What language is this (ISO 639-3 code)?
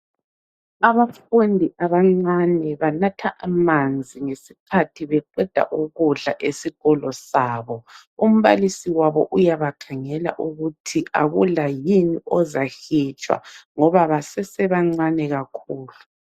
nde